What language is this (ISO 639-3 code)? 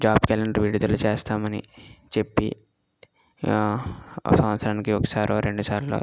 tel